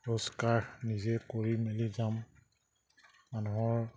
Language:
Assamese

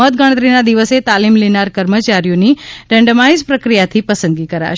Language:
Gujarati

